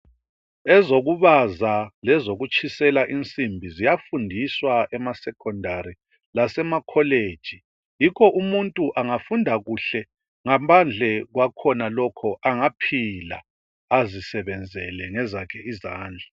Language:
North Ndebele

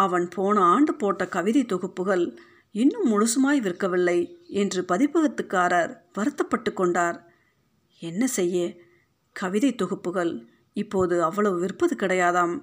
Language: Tamil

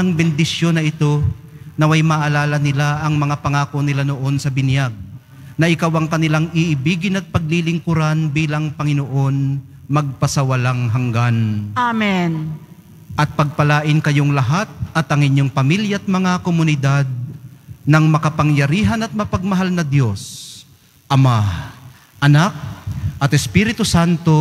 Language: Filipino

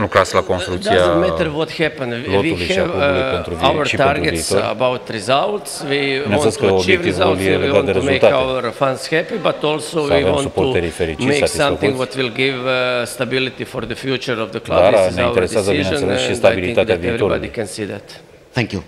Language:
Romanian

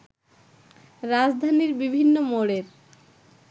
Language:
Bangla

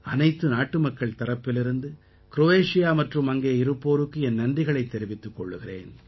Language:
Tamil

